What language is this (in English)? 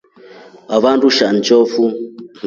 Rombo